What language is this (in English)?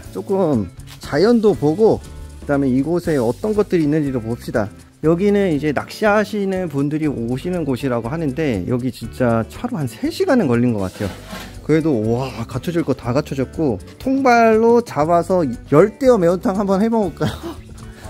Korean